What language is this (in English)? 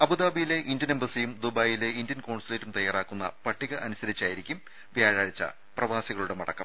Malayalam